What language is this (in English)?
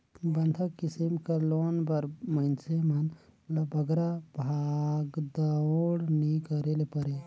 Chhattisgarhi